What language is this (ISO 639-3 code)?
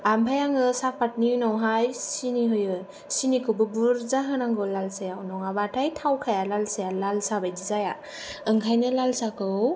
brx